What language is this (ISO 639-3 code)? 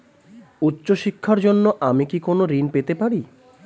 ben